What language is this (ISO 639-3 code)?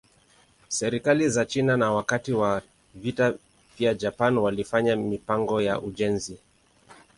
swa